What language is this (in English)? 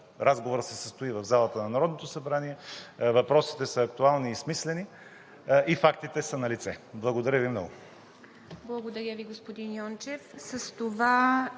Bulgarian